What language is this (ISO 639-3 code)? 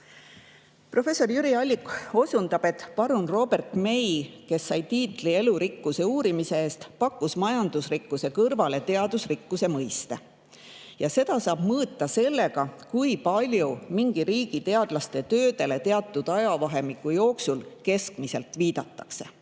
est